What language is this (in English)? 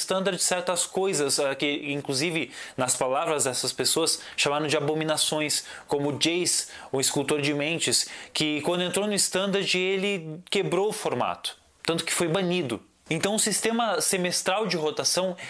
Portuguese